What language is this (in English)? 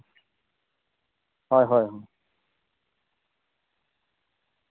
Santali